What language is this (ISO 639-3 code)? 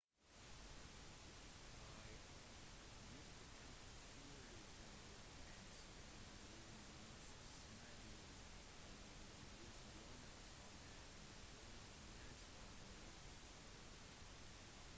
nob